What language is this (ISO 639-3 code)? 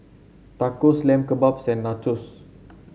eng